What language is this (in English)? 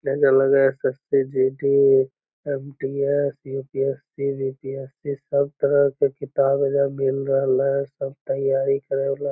Magahi